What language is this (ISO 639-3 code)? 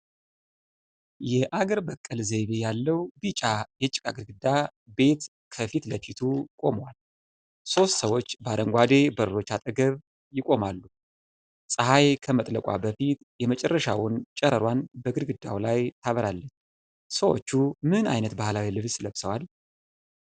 amh